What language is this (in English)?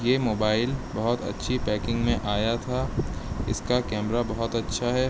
Urdu